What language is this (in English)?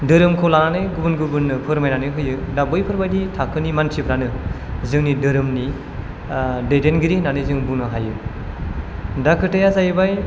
Bodo